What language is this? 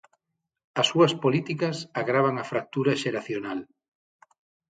Galician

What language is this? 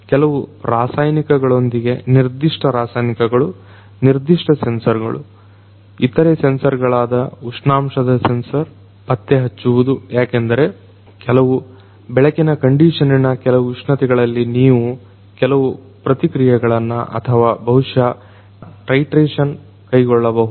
Kannada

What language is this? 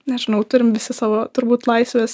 Lithuanian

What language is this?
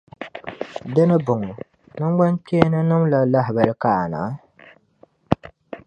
Dagbani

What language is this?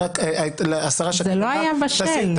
Hebrew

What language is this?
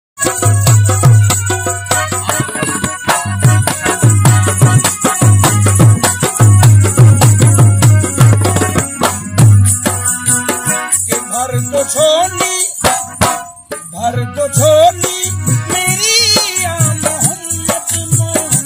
Arabic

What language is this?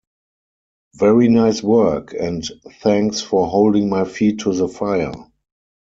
English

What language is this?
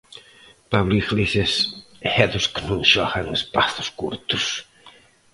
Galician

